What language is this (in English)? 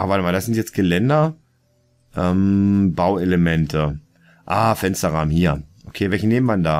German